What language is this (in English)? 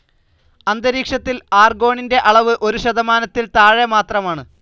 Malayalam